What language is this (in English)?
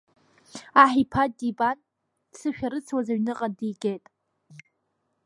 Abkhazian